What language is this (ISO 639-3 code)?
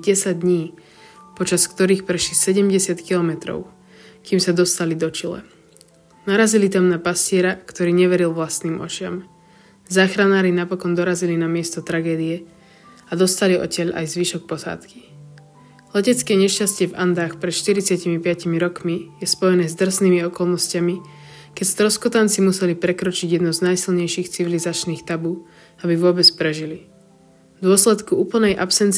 slk